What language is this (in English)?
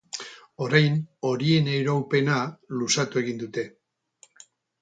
Basque